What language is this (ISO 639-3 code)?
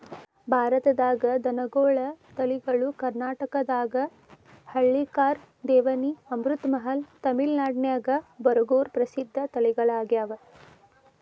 kan